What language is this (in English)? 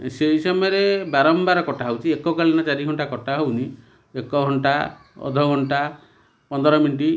Odia